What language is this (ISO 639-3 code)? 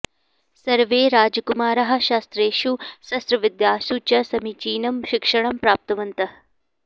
san